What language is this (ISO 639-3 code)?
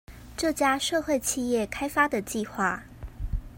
zho